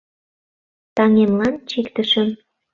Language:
Mari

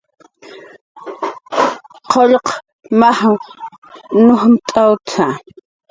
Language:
Jaqaru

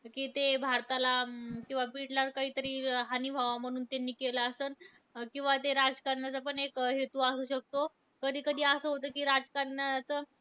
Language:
Marathi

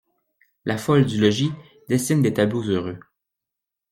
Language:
French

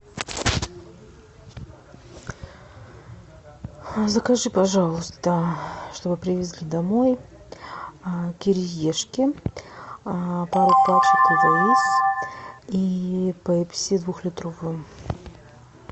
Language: Russian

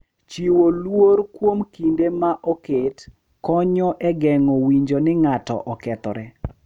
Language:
Luo (Kenya and Tanzania)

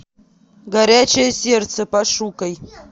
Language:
Russian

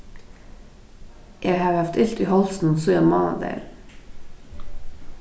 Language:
Faroese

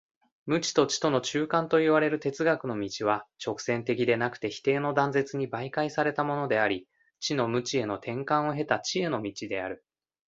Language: Japanese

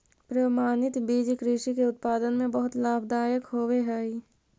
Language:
Magahi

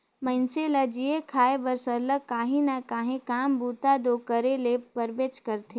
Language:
Chhattisgarhi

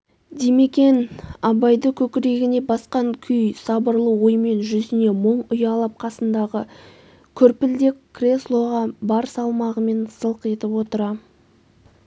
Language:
Kazakh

